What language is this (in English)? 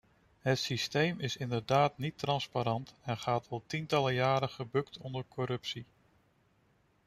Dutch